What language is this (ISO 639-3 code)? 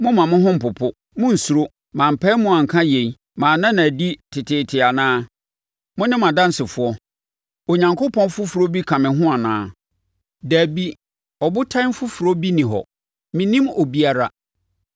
aka